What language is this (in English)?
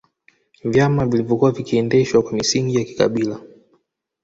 Swahili